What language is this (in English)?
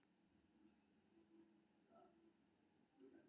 Maithili